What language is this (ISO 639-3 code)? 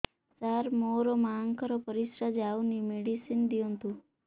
ori